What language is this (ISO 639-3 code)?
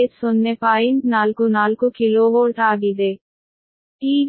kan